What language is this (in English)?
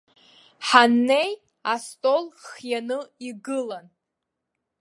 Abkhazian